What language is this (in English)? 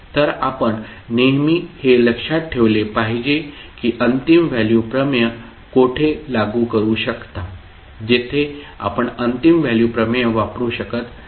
Marathi